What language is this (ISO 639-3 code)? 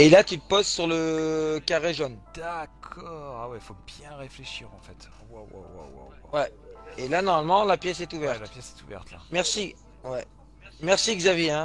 fra